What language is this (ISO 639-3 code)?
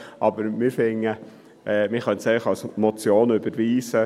gsw